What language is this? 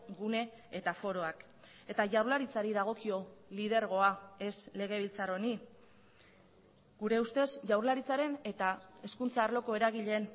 Basque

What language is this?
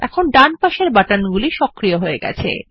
Bangla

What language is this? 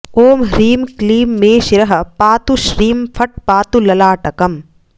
Sanskrit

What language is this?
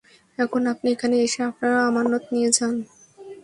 Bangla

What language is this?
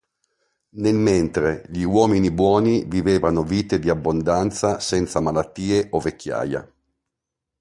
Italian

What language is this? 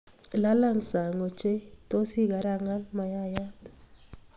Kalenjin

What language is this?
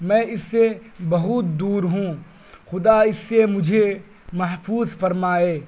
Urdu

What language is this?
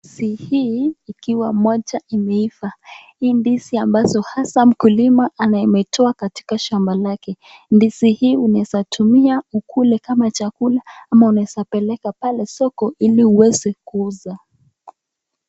Swahili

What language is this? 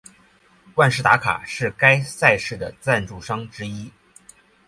Chinese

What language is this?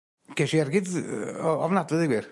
Welsh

